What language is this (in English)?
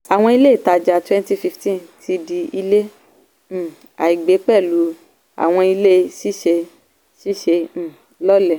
Yoruba